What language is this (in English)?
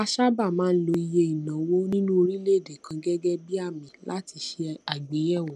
Yoruba